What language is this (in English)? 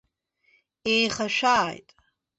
Abkhazian